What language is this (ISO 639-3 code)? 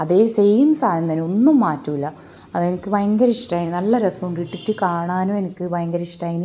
mal